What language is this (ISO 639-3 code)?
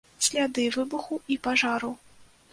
bel